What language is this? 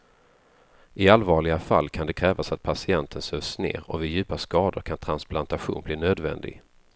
Swedish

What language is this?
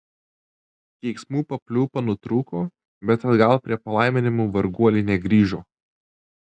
Lithuanian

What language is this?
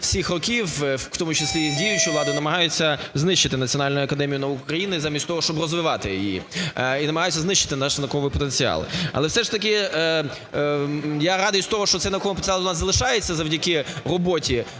Ukrainian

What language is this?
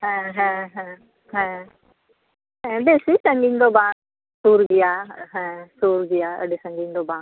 Santali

